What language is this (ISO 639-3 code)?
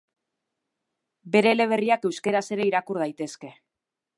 eus